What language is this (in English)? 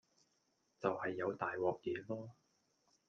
Cantonese